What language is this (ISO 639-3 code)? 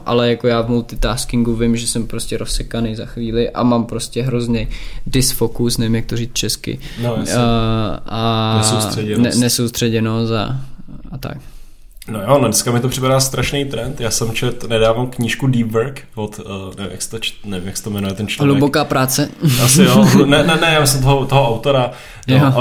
ces